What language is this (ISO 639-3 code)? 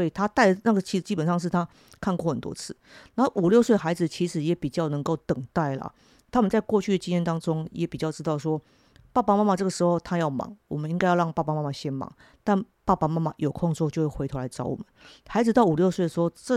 zho